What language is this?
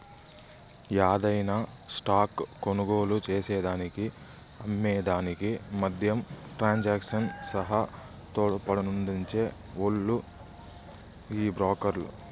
Telugu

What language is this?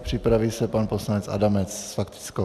Czech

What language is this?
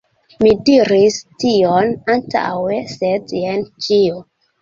Esperanto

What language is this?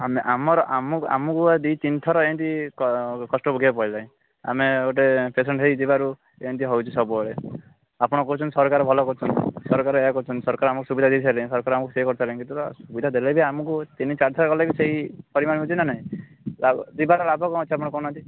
Odia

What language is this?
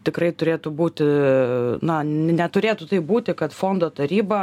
Lithuanian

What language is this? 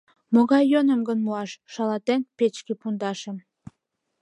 Mari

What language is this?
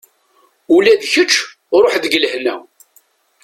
Kabyle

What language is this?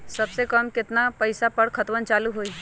Magahi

